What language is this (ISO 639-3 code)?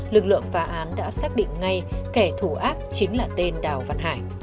vie